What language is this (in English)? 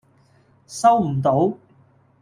Cantonese